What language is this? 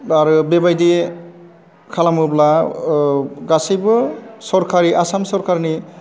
Bodo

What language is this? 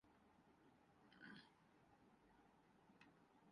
Urdu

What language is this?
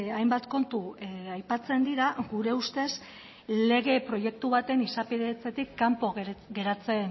Basque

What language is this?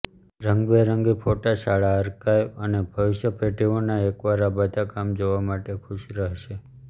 Gujarati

